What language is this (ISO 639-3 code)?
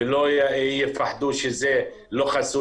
heb